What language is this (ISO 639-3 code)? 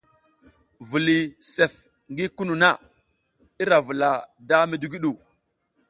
giz